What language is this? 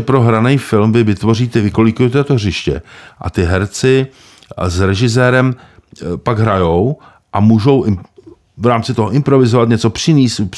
Czech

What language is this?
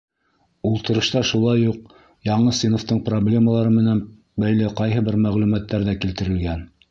Bashkir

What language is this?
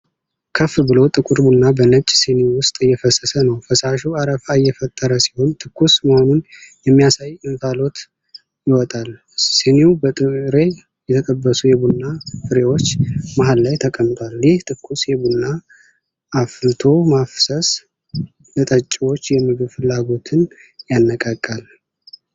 Amharic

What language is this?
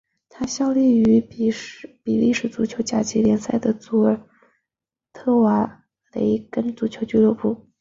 Chinese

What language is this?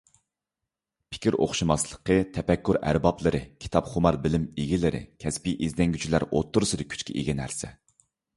Uyghur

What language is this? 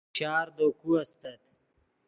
Yidgha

